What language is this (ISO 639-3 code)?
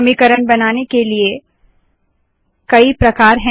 hin